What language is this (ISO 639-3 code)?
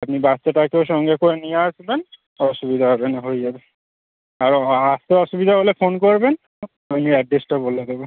ben